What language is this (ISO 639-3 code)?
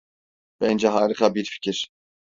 tur